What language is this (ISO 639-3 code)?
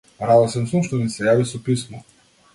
mkd